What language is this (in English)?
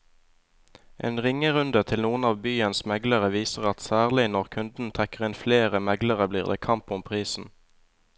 Norwegian